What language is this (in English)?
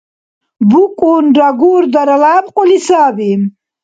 Dargwa